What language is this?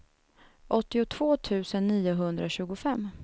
Swedish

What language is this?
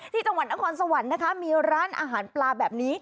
Thai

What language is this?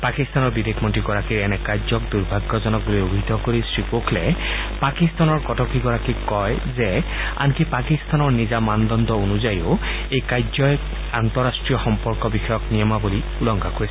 Assamese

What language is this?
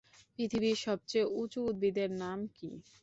Bangla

